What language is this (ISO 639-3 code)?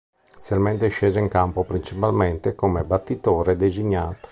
ita